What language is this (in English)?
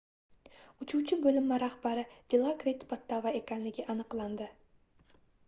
Uzbek